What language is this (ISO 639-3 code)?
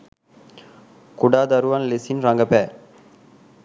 sin